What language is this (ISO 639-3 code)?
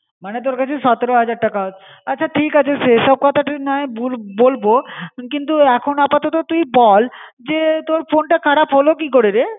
ben